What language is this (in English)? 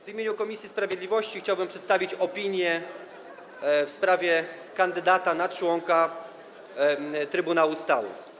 Polish